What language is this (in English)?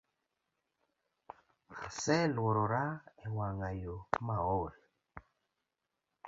Luo (Kenya and Tanzania)